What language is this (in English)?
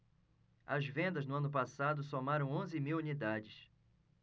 Portuguese